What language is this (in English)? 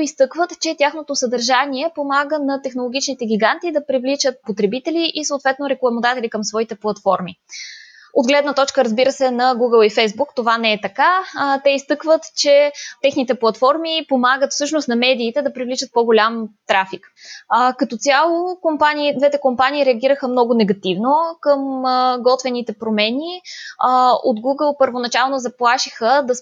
Bulgarian